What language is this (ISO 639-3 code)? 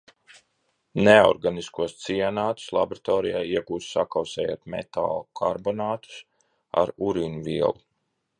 lav